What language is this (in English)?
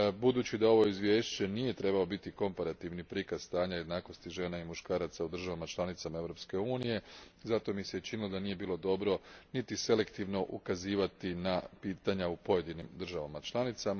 Croatian